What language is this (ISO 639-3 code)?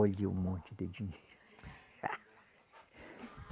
por